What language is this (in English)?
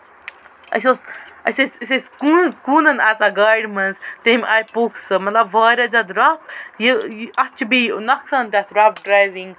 Kashmiri